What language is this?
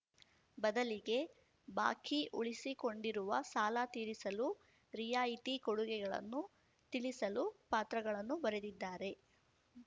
Kannada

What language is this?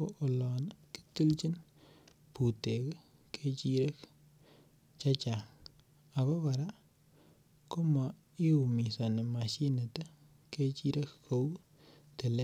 Kalenjin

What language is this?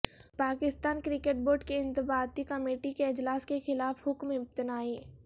Urdu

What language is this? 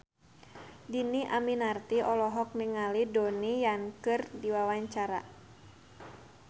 Sundanese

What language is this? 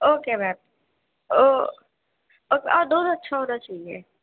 Urdu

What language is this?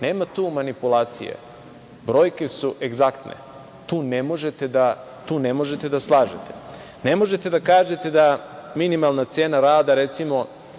Serbian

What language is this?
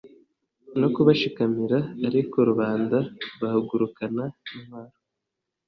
Kinyarwanda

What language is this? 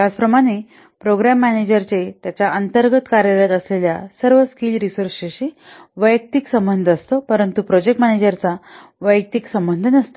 Marathi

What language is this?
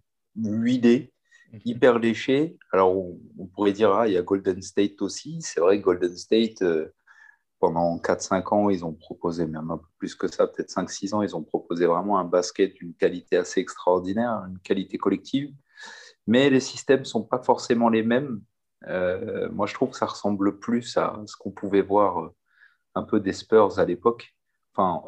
French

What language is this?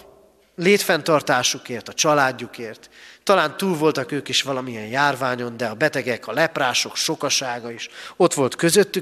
Hungarian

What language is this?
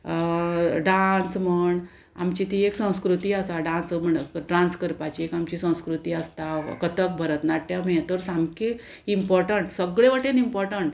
Konkani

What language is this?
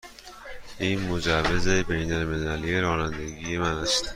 Persian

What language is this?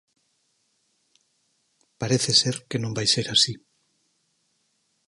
Galician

